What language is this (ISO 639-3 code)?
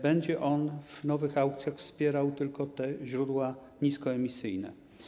pol